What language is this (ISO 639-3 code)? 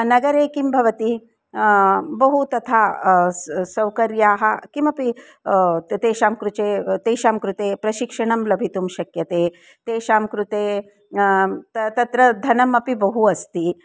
san